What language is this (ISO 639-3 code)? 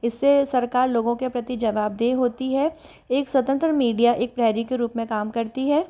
hin